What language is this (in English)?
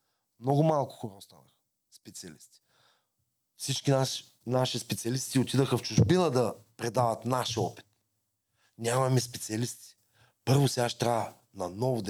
Bulgarian